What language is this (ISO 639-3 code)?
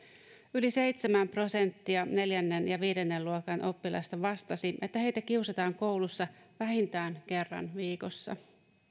fin